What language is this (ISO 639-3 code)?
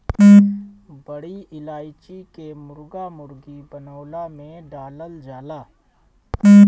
bho